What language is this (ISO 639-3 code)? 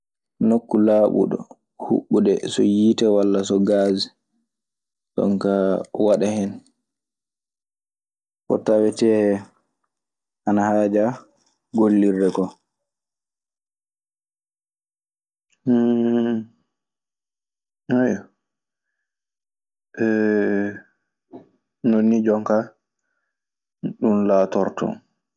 ffm